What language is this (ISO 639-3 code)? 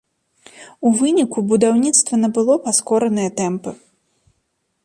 bel